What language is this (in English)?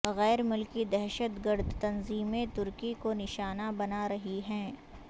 Urdu